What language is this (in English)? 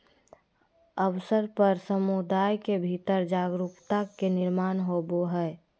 Magahi